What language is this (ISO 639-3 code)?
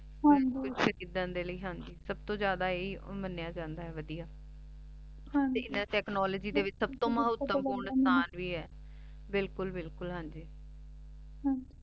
pan